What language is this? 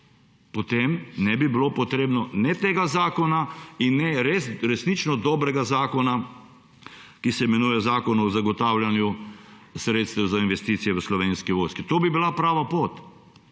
Slovenian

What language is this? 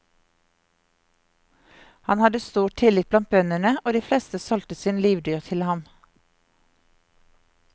Norwegian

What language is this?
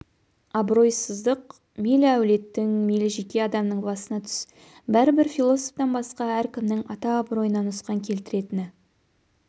Kazakh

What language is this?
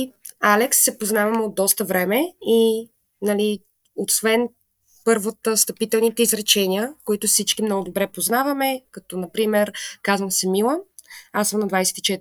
Bulgarian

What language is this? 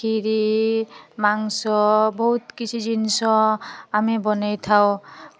Odia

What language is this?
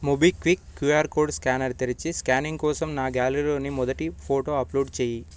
Telugu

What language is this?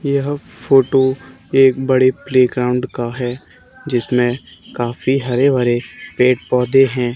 Hindi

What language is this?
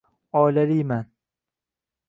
Uzbek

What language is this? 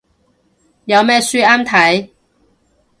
Cantonese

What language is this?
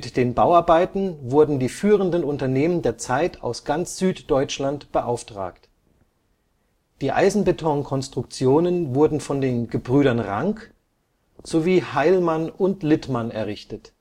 German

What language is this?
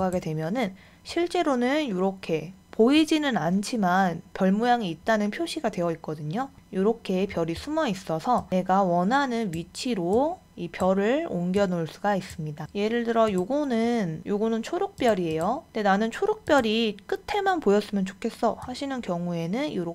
Korean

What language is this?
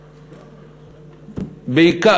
Hebrew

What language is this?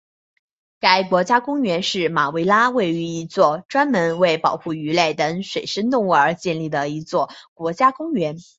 Chinese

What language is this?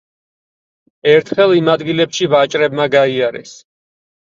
Georgian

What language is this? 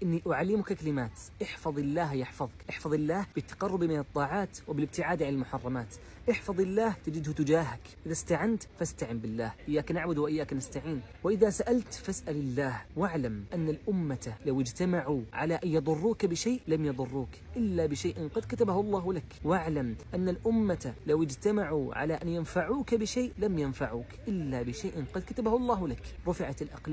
Arabic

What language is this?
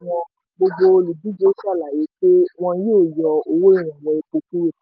Yoruba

